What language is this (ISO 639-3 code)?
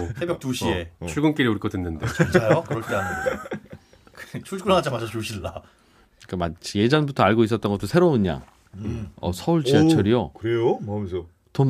kor